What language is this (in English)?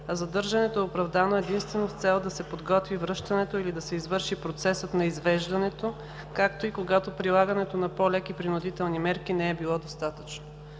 Bulgarian